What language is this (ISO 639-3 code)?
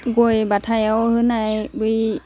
brx